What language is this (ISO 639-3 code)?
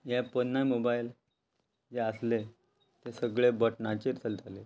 kok